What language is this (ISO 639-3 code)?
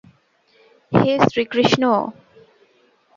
ben